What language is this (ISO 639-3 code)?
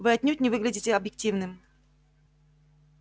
rus